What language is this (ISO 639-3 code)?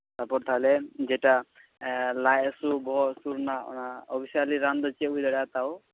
sat